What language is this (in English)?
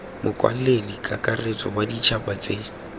Tswana